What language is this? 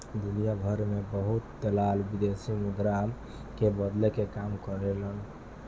Bhojpuri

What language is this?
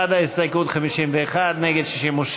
Hebrew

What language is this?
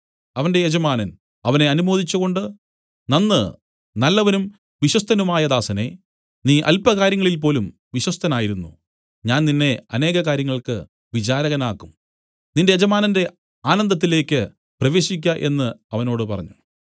Malayalam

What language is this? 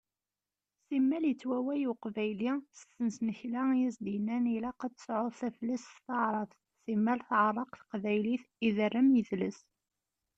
Kabyle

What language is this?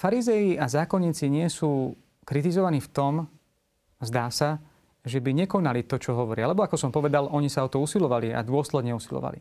Slovak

